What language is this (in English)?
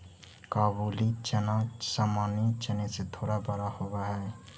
Magahi